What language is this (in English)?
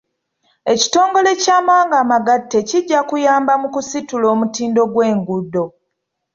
Ganda